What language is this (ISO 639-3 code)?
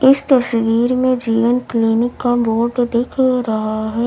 hin